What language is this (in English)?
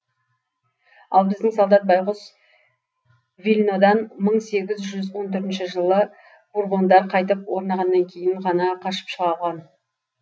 Kazakh